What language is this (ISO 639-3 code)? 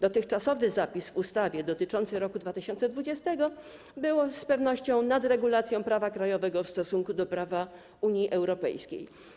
pol